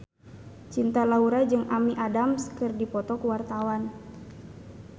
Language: Sundanese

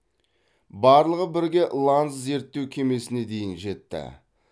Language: Kazakh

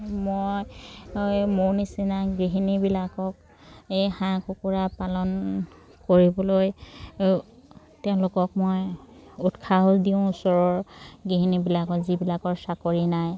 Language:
Assamese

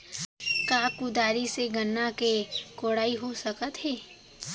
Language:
Chhattisgarhi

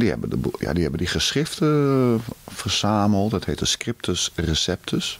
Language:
Dutch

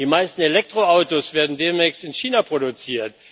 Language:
German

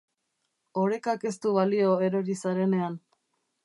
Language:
Basque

